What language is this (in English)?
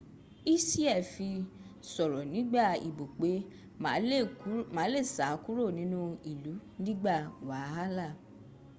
Yoruba